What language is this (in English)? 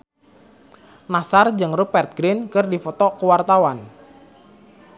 Sundanese